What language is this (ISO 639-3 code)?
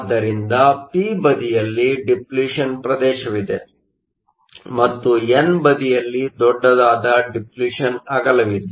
kan